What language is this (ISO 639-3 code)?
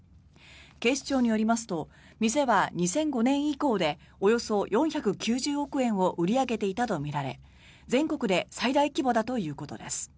jpn